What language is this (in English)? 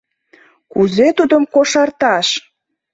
Mari